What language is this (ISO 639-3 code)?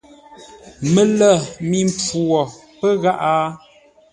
nla